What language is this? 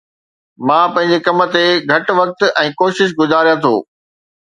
Sindhi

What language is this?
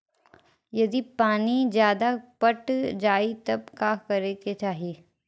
Bhojpuri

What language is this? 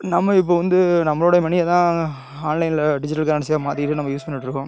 Tamil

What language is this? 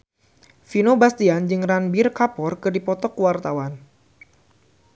Sundanese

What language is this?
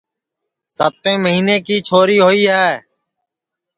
Sansi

